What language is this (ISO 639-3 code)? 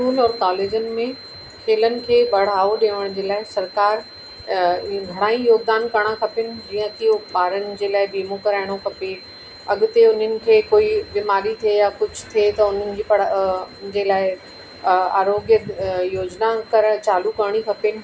snd